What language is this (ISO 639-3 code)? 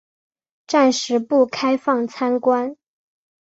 zho